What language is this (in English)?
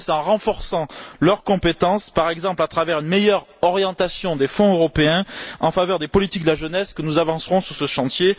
French